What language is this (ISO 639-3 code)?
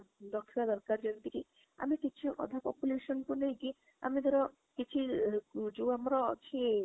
ori